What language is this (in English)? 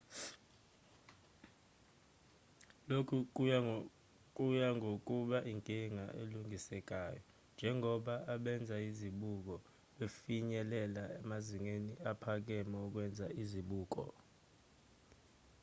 Zulu